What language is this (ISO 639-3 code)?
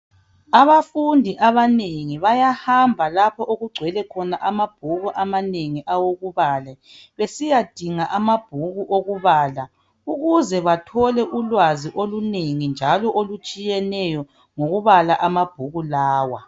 nde